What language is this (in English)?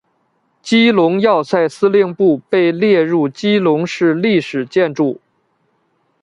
Chinese